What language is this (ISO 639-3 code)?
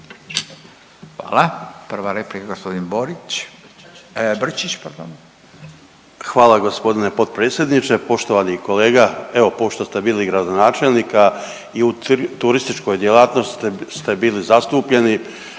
hrv